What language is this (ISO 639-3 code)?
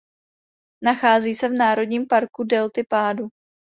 ces